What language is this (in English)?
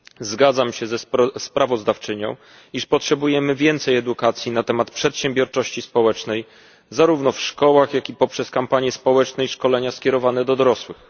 Polish